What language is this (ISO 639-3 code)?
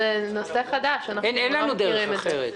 heb